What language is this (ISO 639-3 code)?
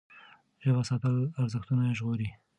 pus